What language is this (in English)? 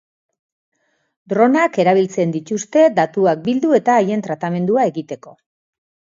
Basque